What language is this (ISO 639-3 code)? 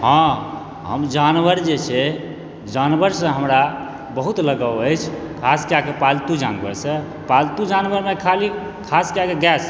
mai